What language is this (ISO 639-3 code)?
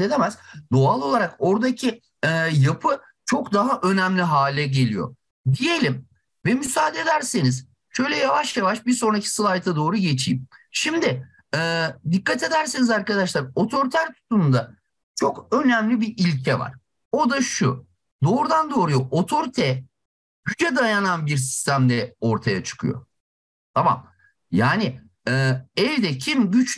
tur